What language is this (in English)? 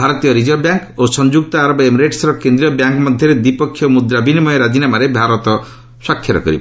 Odia